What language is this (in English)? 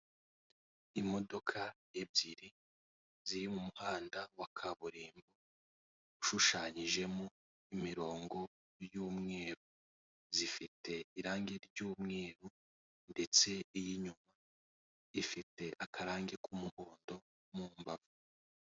Kinyarwanda